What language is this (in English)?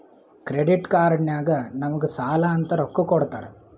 Kannada